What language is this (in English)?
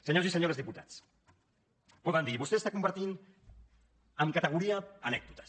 Catalan